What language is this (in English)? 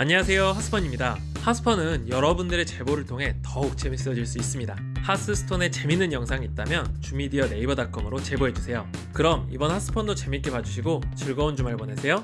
Korean